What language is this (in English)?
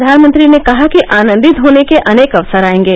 Hindi